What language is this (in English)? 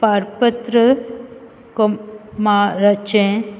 Konkani